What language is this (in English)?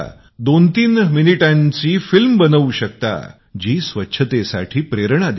Marathi